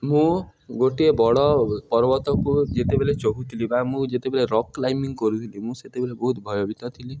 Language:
Odia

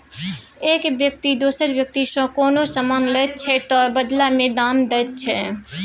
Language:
Maithili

